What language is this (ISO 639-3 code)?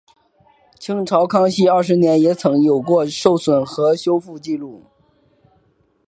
zho